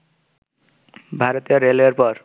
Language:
Bangla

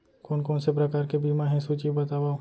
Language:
Chhattisgarhi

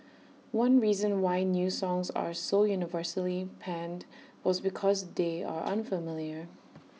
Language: English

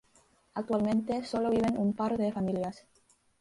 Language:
Spanish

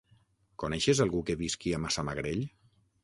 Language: Catalan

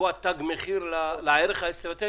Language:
Hebrew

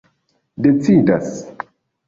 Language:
Esperanto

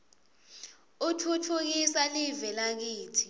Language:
Swati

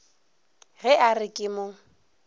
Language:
Northern Sotho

